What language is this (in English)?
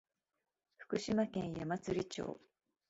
Japanese